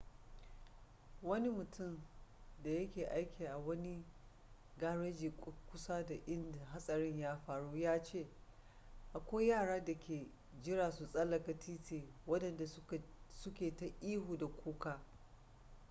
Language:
Hausa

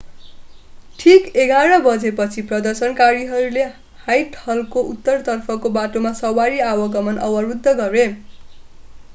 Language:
Nepali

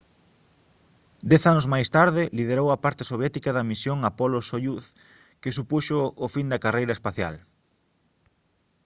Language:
Galician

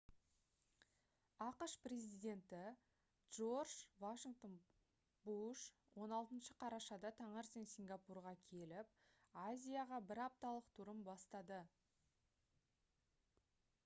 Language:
Kazakh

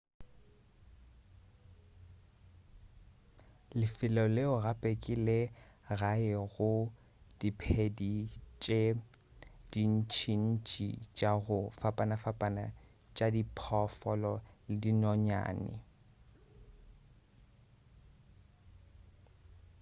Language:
Northern Sotho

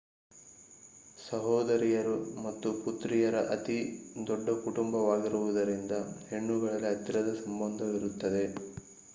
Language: Kannada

